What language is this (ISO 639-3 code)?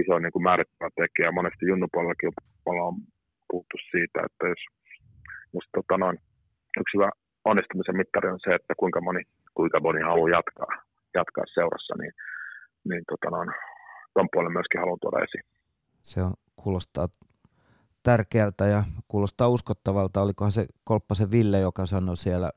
fin